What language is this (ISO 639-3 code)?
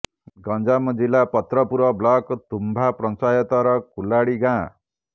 ori